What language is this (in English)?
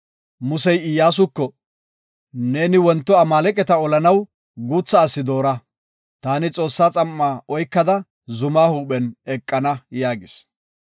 Gofa